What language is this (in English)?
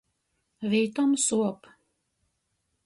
Latgalian